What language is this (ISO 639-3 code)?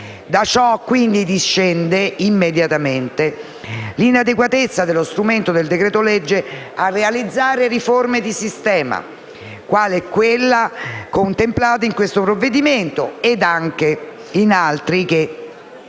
ita